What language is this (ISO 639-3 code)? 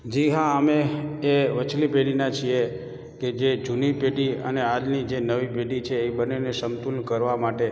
guj